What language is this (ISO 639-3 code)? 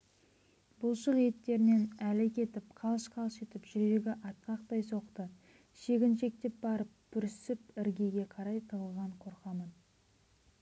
kaz